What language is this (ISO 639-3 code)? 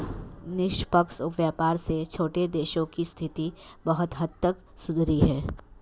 hin